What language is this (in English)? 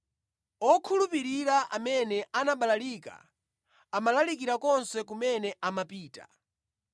Nyanja